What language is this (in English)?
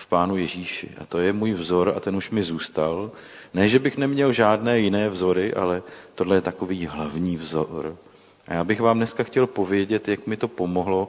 Czech